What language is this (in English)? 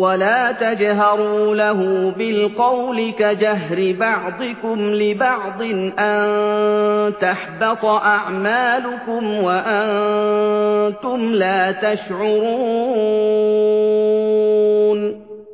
Arabic